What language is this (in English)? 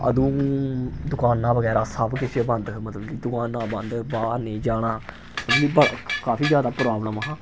Dogri